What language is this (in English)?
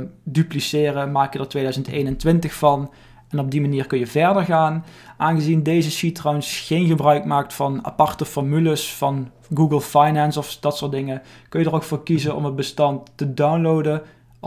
Dutch